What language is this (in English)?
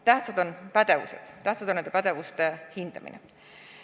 Estonian